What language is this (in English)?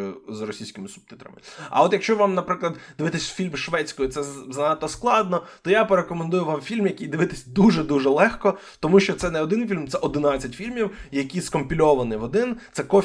Ukrainian